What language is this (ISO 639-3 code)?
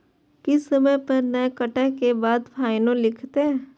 mai